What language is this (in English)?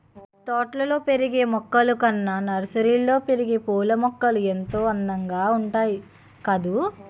Telugu